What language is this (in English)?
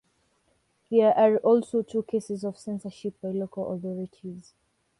English